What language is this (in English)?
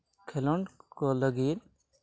Santali